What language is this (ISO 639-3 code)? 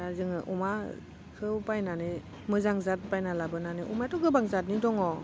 brx